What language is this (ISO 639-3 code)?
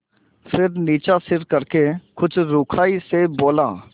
hin